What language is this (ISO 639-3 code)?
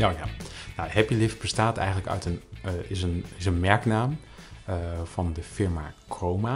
nld